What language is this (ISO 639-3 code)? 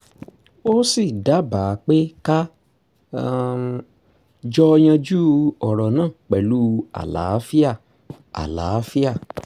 yor